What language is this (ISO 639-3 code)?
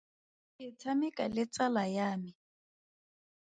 tsn